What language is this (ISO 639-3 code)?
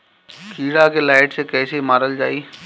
bho